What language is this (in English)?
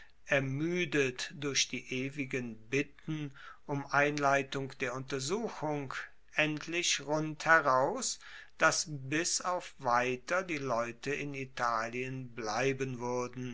German